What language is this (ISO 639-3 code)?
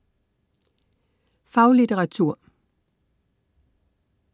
dan